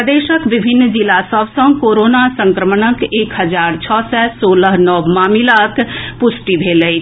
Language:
Maithili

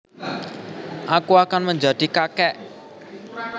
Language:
Javanese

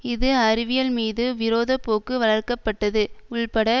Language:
Tamil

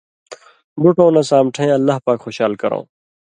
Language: Indus Kohistani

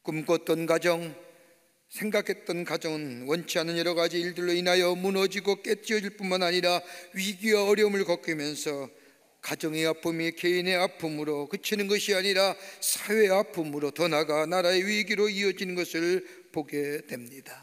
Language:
Korean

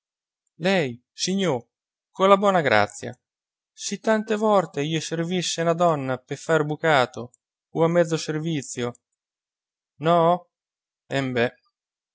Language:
Italian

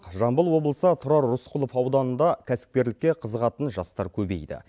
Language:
Kazakh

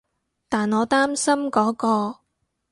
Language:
Cantonese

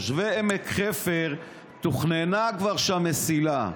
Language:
Hebrew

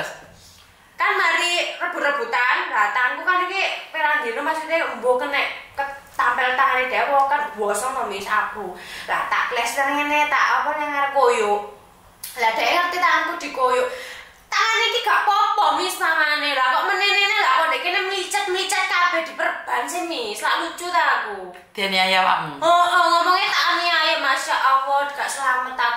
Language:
Indonesian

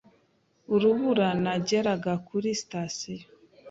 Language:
Kinyarwanda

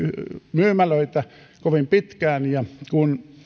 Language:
Finnish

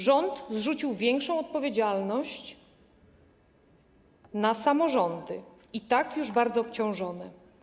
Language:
Polish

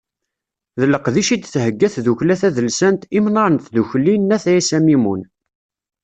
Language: Kabyle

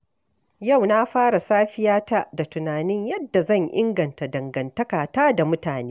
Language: Hausa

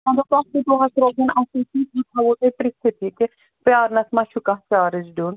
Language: Kashmiri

